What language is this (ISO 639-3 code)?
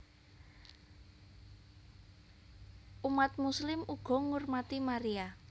jav